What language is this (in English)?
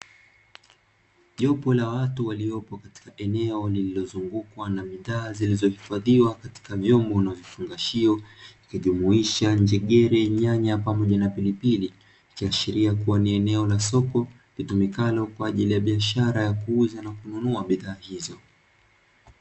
Swahili